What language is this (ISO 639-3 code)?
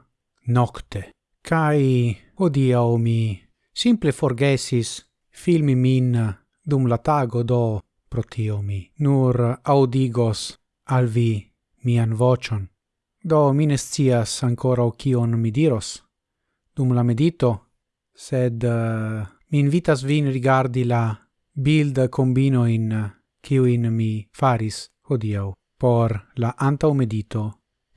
ita